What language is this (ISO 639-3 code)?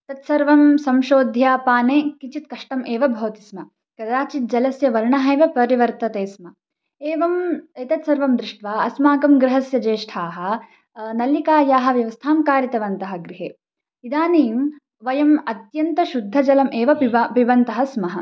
san